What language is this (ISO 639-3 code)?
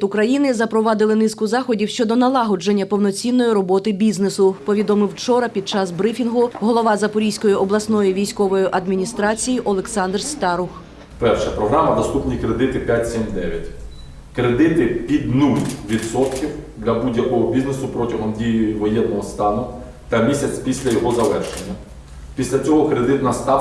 ukr